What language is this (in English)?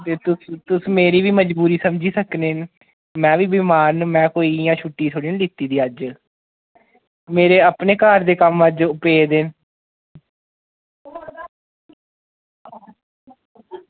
Dogri